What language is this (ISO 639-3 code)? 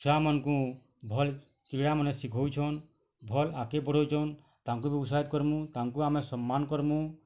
ori